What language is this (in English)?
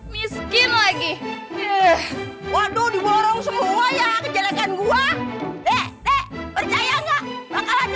Indonesian